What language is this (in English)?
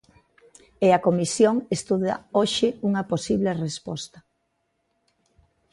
Galician